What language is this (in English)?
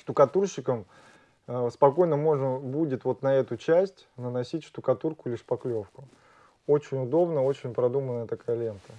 Russian